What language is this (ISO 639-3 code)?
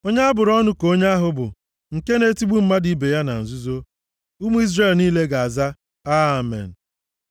ibo